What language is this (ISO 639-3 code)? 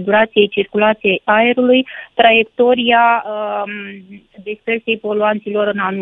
ron